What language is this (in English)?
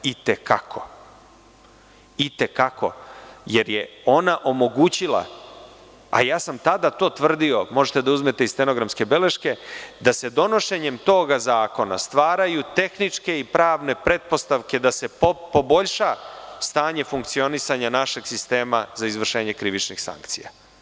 Serbian